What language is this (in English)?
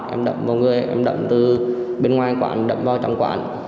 Vietnamese